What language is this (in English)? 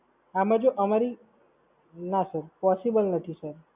Gujarati